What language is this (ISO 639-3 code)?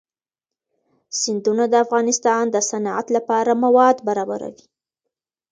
pus